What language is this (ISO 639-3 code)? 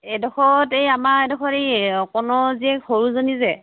asm